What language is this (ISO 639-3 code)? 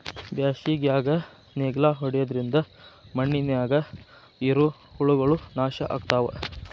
kan